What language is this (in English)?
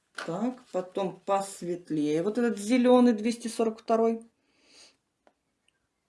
Russian